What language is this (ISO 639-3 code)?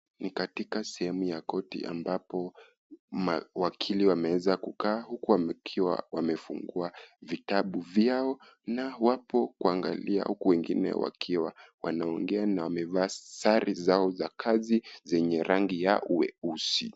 swa